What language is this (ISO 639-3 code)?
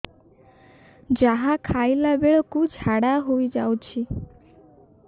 ori